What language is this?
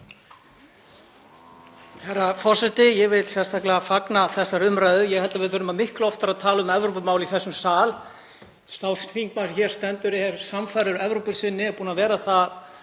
Icelandic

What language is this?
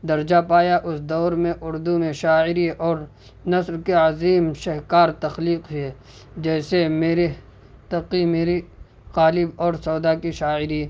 Urdu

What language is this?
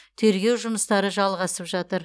Kazakh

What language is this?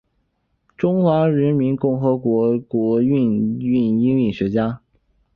Chinese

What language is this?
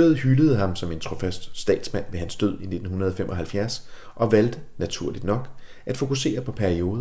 Danish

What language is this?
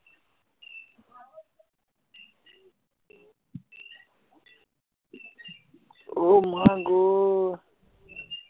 Assamese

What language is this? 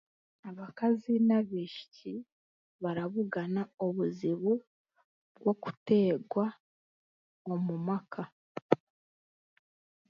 Chiga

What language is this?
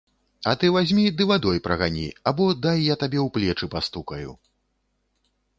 Belarusian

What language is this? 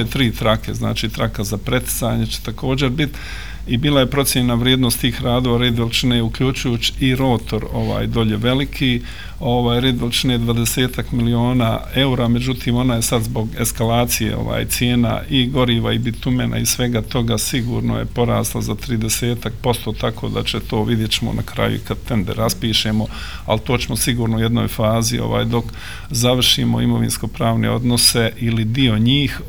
Croatian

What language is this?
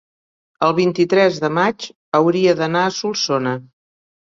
Catalan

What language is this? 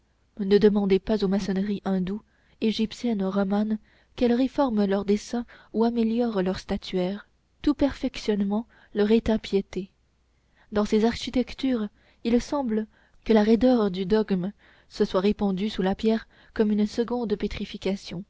French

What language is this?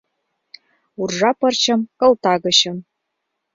Mari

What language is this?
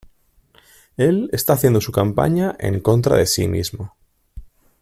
Spanish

